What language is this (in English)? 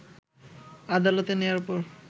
Bangla